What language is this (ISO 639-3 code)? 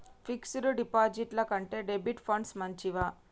tel